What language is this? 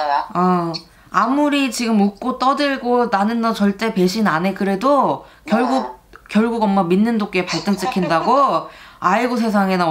Korean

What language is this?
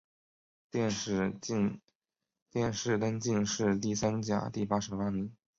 Chinese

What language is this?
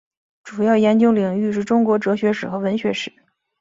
Chinese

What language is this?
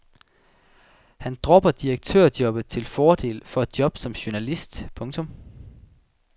Danish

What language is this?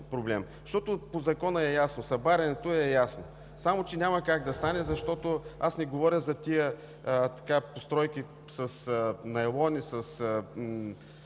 Bulgarian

